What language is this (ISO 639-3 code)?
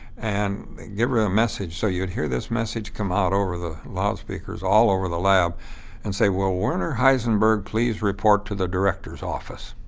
eng